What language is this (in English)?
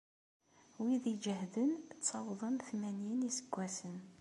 Kabyle